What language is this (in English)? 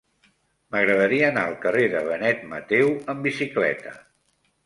Catalan